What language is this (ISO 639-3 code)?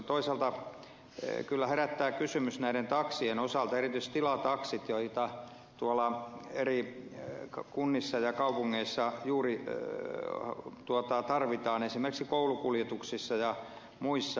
fin